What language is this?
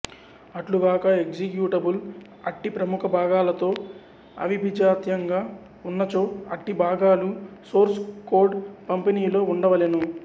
Telugu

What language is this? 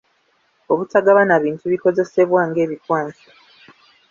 Ganda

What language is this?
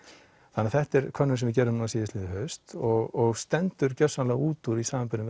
Icelandic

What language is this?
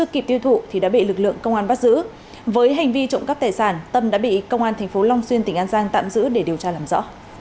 Vietnamese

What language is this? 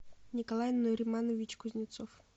Russian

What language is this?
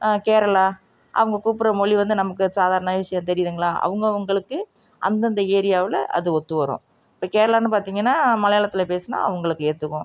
Tamil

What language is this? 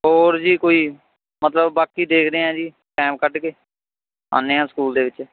Punjabi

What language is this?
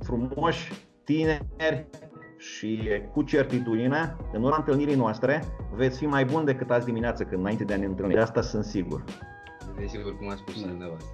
Romanian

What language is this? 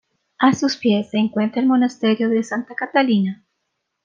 Spanish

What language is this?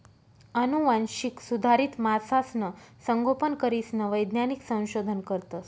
Marathi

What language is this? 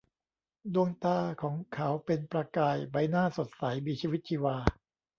Thai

